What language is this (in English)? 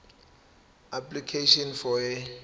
Zulu